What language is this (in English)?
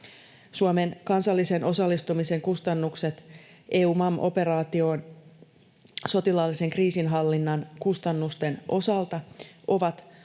Finnish